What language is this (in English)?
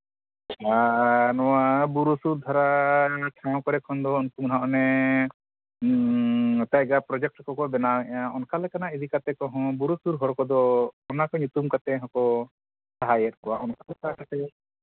Santali